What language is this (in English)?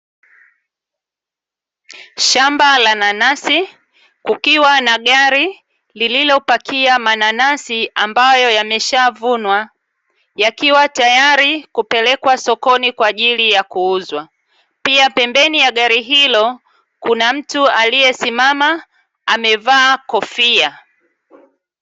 Swahili